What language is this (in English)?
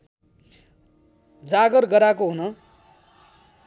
Nepali